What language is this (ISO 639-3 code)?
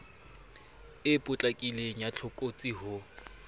sot